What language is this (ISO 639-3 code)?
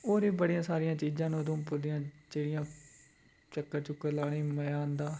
doi